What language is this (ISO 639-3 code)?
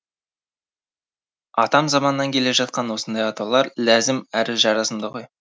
kaz